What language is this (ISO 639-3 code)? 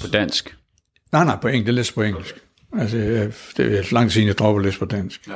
dan